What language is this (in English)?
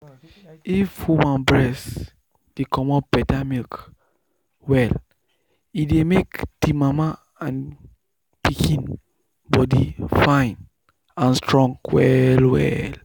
Nigerian Pidgin